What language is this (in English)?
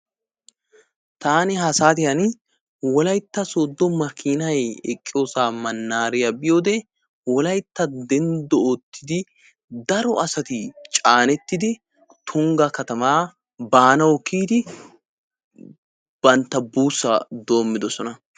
Wolaytta